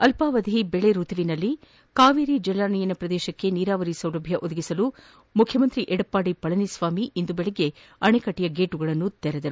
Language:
Kannada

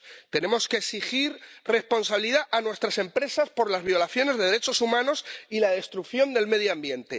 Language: Spanish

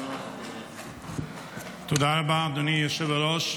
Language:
Hebrew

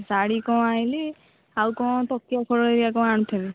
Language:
Odia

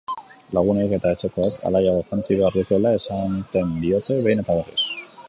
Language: Basque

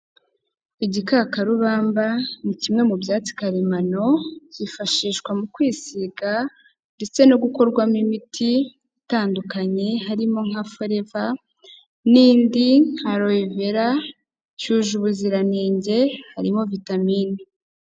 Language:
Kinyarwanda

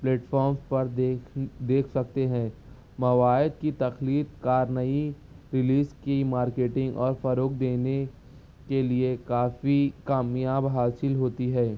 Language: Urdu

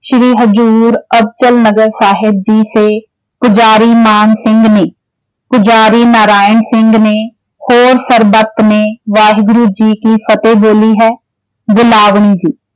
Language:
Punjabi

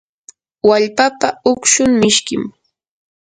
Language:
Yanahuanca Pasco Quechua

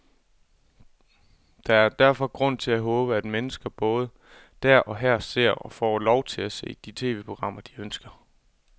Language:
Danish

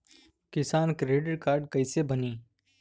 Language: Bhojpuri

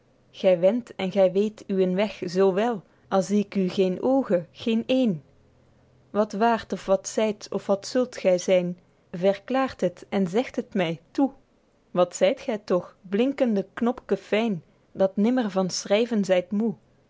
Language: Dutch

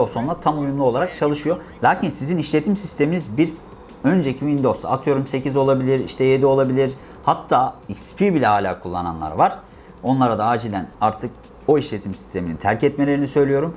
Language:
Turkish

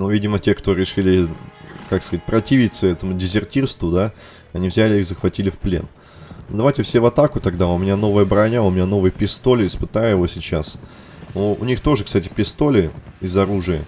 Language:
Russian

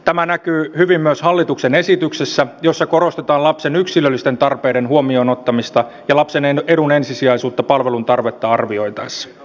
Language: Finnish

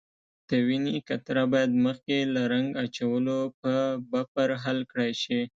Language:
Pashto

